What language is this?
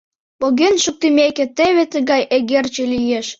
Mari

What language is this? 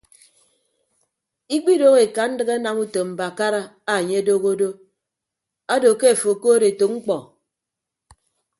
Ibibio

